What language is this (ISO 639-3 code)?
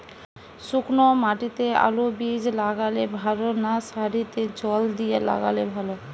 ben